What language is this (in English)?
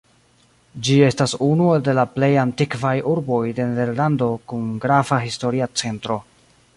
Esperanto